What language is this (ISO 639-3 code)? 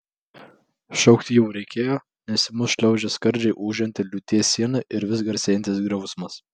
lit